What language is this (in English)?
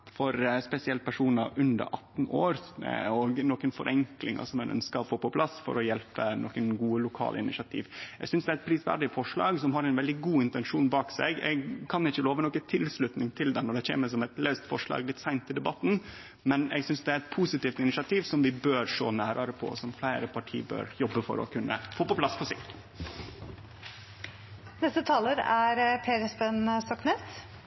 Norwegian Nynorsk